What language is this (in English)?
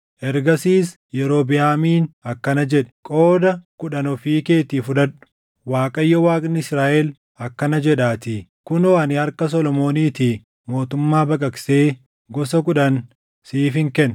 Oromo